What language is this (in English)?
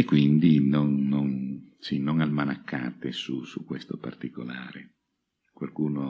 Italian